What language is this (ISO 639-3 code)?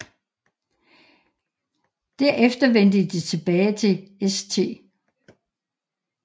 dan